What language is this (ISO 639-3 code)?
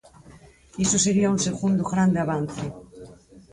glg